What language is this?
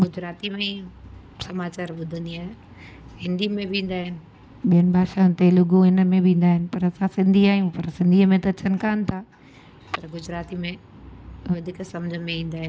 Sindhi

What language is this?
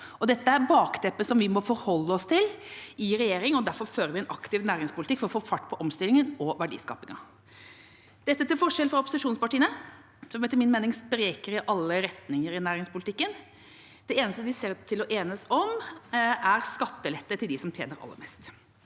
Norwegian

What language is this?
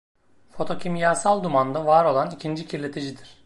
Turkish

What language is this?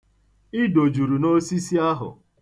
Igbo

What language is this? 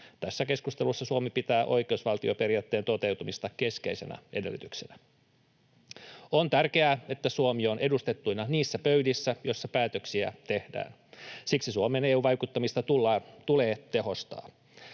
Finnish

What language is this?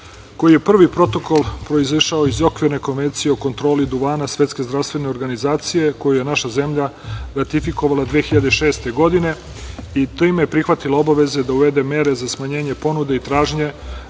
Serbian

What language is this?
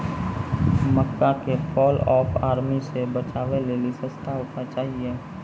Maithili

